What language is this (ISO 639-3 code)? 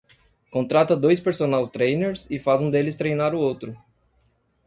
por